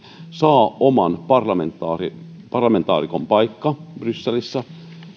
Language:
Finnish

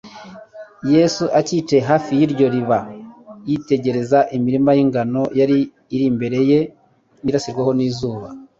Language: Kinyarwanda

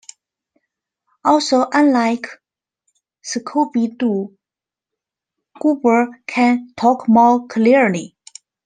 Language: English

